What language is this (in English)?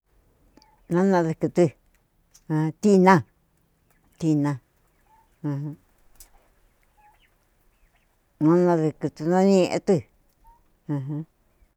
Cuyamecalco Mixtec